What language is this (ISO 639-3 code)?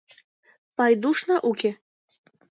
chm